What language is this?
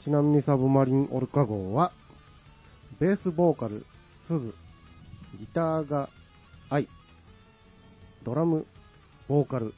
Japanese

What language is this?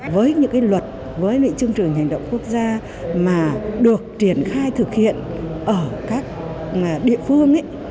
Vietnamese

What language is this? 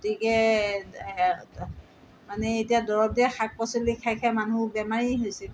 Assamese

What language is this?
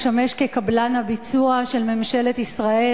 Hebrew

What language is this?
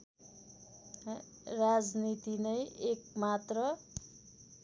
Nepali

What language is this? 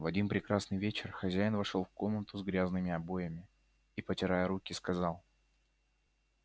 Russian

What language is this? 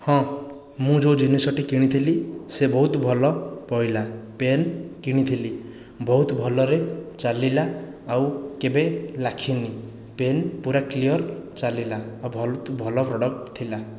Odia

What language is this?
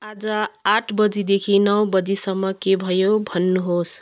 Nepali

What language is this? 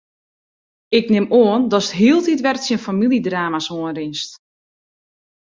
Western Frisian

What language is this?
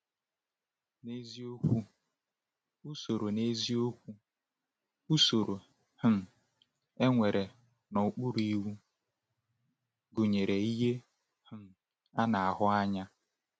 Igbo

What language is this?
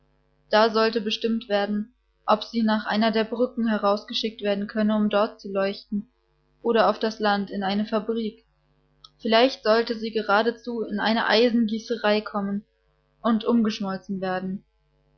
German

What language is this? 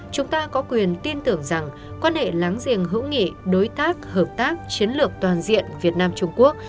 Vietnamese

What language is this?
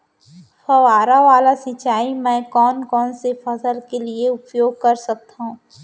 Chhattisgarhi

